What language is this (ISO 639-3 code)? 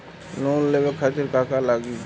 bho